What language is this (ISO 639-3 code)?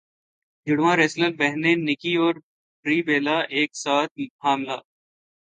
urd